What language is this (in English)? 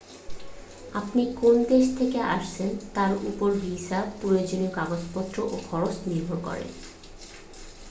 Bangla